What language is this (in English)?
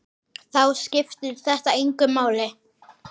Icelandic